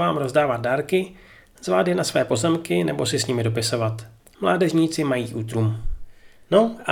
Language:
Czech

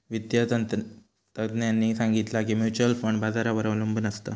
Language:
Marathi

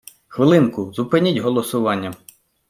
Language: Ukrainian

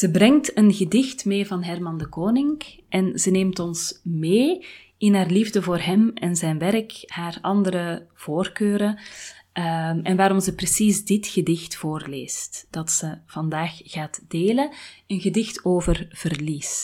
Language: Dutch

